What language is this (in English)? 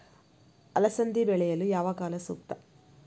Kannada